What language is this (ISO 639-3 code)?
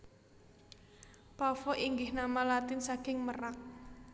jav